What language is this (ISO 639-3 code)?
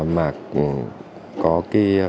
vie